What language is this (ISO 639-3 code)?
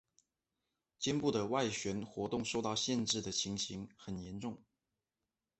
zho